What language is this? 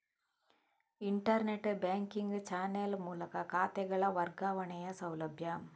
Kannada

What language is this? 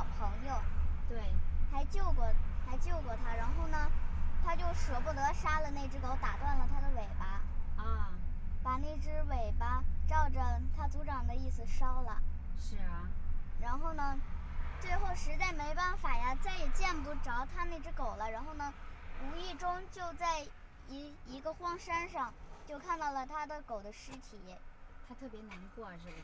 Chinese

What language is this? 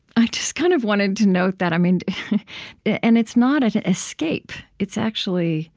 English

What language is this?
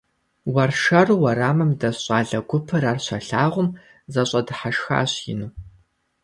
Kabardian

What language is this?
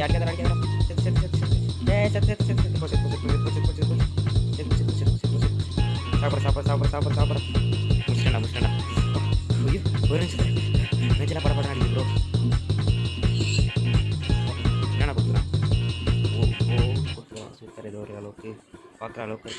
Tamil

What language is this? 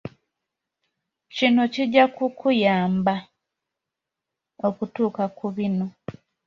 Ganda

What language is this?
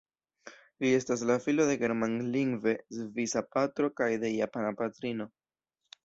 Esperanto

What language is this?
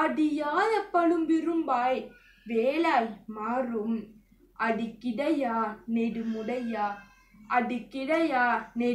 Turkish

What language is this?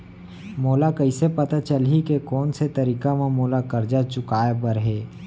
Chhattisgarhi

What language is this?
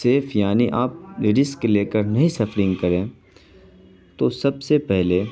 Urdu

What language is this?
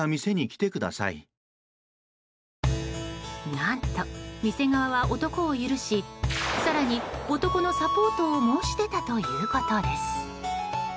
Japanese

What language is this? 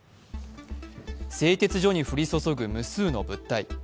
Japanese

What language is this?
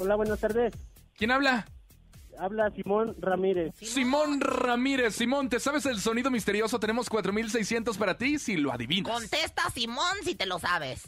Spanish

